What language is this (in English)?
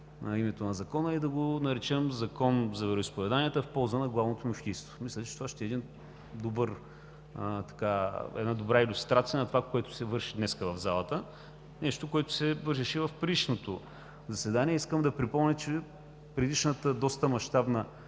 Bulgarian